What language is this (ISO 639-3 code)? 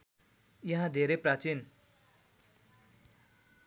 nep